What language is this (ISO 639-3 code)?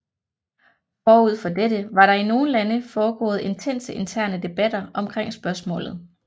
dan